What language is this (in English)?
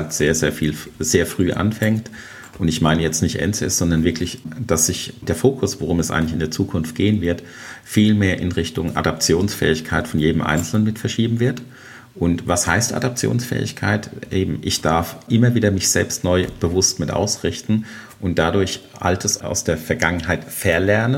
German